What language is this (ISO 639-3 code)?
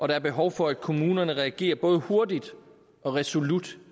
dan